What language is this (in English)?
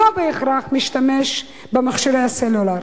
Hebrew